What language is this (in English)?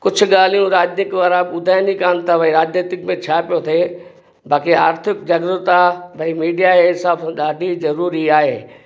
Sindhi